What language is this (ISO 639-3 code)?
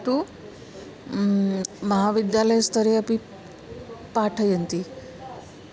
san